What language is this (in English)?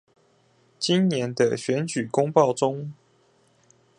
Chinese